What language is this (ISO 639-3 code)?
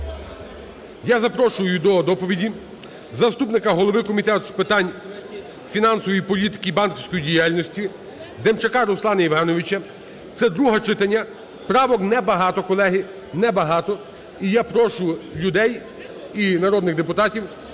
ukr